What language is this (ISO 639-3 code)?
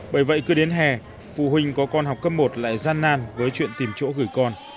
vie